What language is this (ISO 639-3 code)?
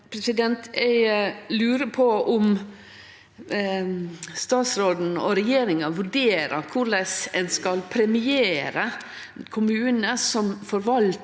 nor